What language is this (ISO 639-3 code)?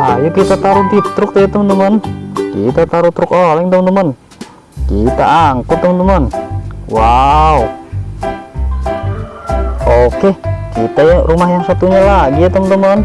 ind